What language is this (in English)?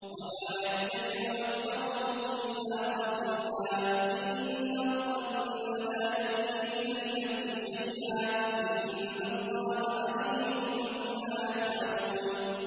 Arabic